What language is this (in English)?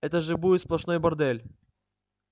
Russian